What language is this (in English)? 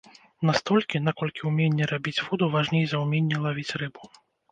Belarusian